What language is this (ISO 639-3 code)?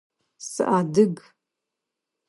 ady